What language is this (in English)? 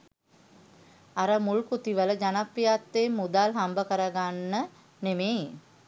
Sinhala